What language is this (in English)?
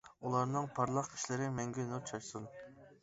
Uyghur